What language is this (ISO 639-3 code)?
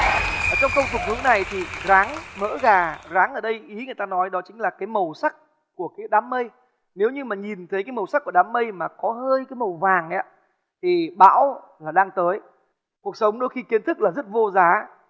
vie